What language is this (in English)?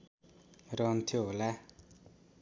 Nepali